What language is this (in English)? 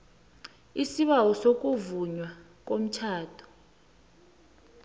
South Ndebele